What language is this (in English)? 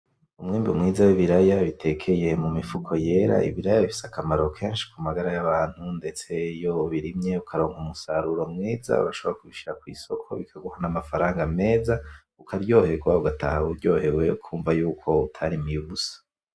Rundi